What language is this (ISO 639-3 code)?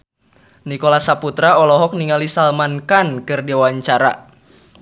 sun